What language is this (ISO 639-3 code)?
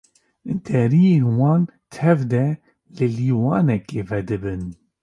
kur